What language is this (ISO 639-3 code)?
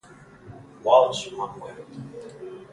spa